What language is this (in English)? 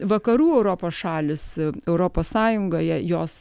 Lithuanian